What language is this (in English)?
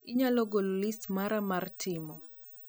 Luo (Kenya and Tanzania)